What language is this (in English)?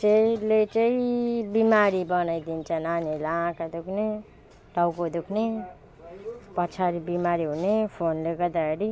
Nepali